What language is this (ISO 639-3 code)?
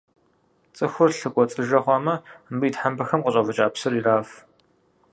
kbd